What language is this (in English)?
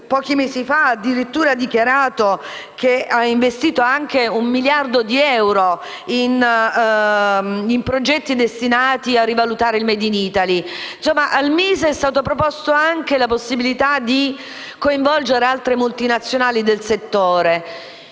Italian